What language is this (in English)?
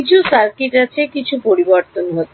Bangla